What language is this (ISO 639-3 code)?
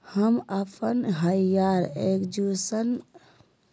mag